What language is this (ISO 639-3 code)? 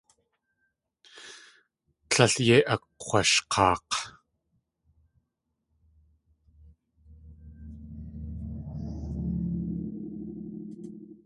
tli